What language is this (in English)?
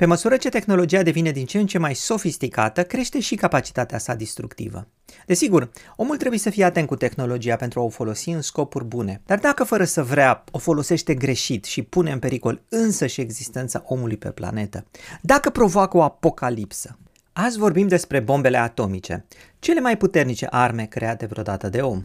Romanian